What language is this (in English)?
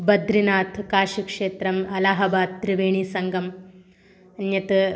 Sanskrit